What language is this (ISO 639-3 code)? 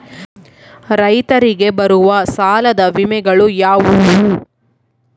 kan